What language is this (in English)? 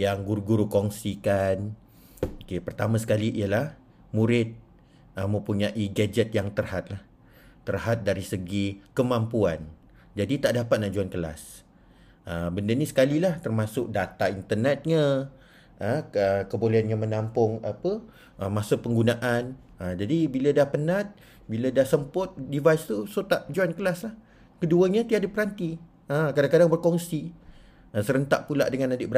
Malay